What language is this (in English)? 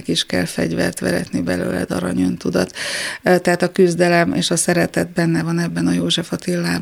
Hungarian